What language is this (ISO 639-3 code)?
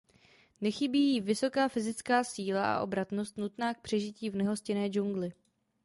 ces